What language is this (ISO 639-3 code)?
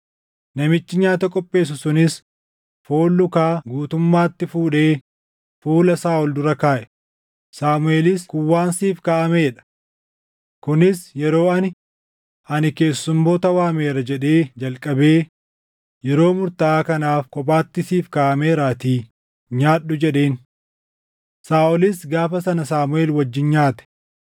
orm